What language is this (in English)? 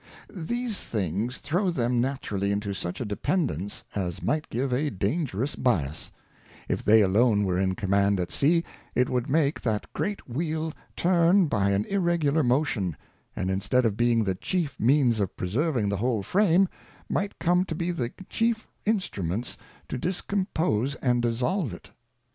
English